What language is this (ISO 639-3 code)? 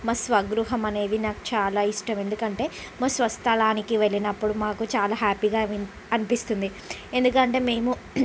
tel